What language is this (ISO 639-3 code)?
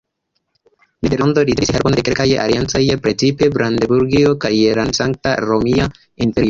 epo